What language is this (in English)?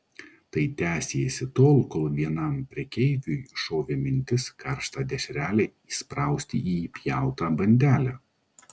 Lithuanian